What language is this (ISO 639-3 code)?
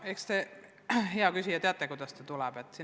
est